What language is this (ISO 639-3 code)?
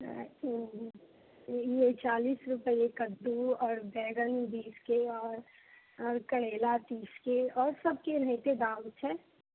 mai